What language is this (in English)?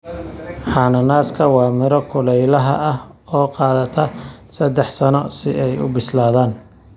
Somali